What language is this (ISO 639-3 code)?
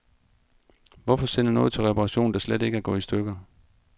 dan